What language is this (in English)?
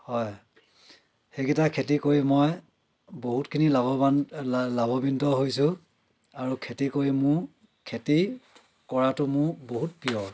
Assamese